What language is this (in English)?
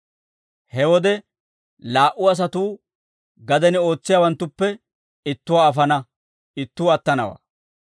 Dawro